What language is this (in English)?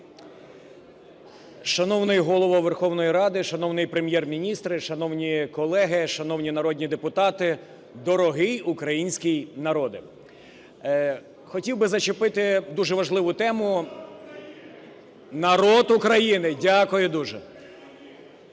Ukrainian